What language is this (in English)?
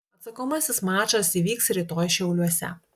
Lithuanian